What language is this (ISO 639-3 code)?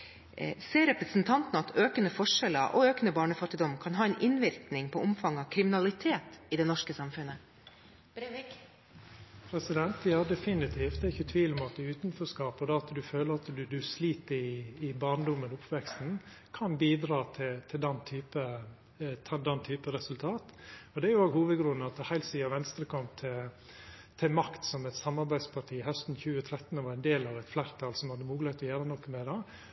nor